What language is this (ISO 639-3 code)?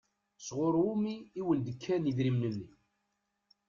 kab